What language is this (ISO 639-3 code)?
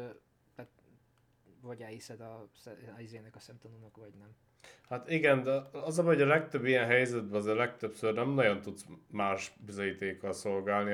hun